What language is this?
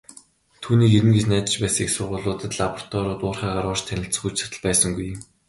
Mongolian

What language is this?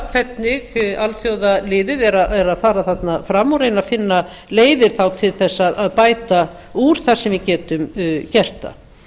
Icelandic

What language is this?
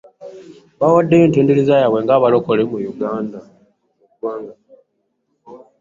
Ganda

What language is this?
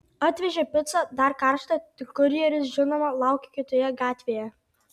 Lithuanian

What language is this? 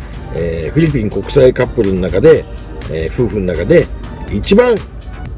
Japanese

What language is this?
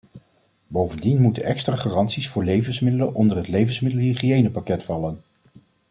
Dutch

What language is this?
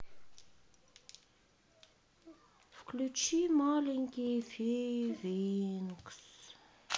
Russian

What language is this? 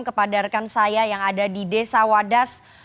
Indonesian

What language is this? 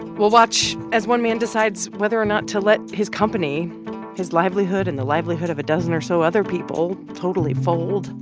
English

